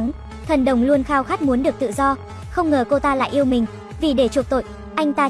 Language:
Vietnamese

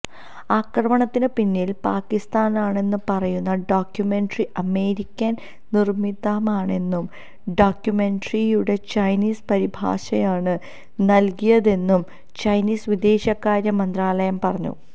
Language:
Malayalam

